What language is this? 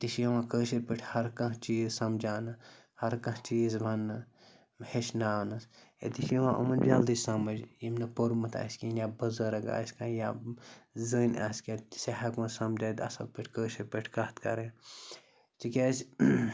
Kashmiri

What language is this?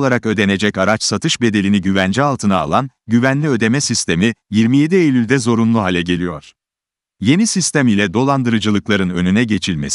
Turkish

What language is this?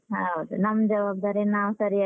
Kannada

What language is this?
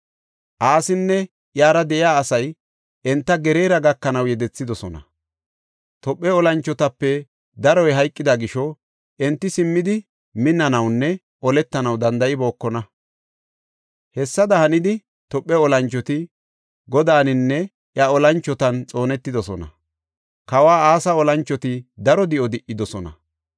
Gofa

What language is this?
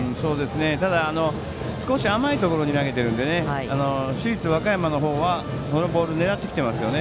Japanese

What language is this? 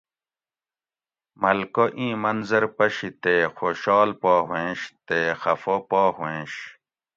Gawri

